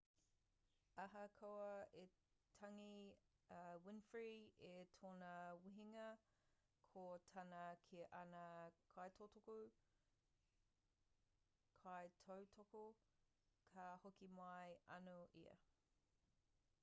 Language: Māori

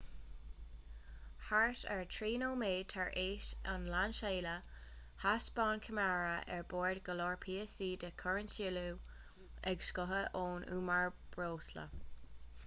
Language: Irish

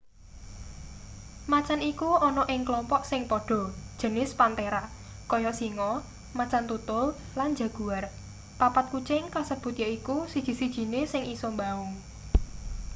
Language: Javanese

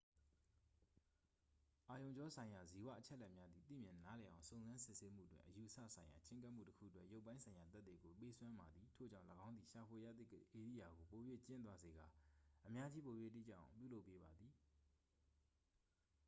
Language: Burmese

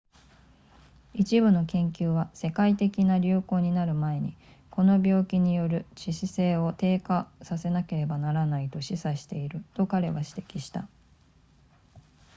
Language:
Japanese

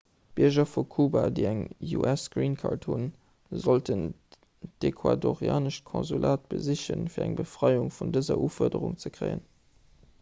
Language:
Luxembourgish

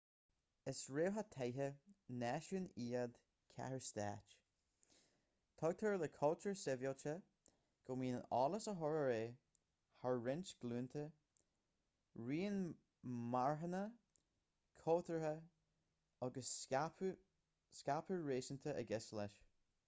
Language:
Irish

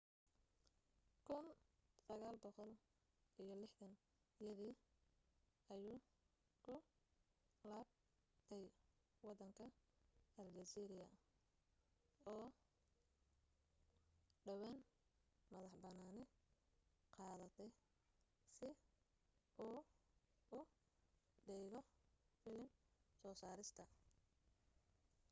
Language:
Somali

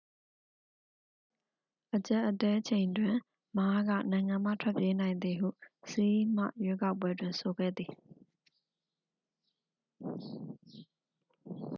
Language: Burmese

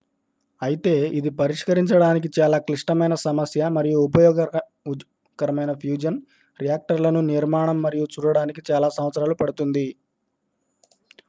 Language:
Telugu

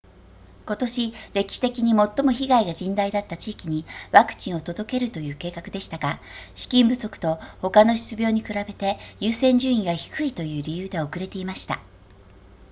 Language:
Japanese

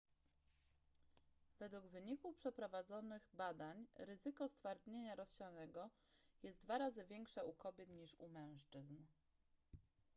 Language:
Polish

